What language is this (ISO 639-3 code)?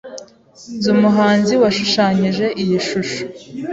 kin